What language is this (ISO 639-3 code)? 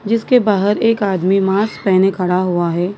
hin